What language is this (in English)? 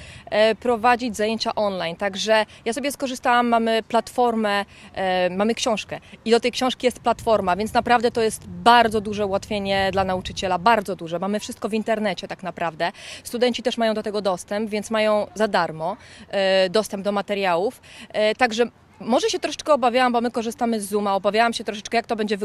Polish